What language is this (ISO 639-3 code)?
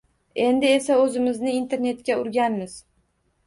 uzb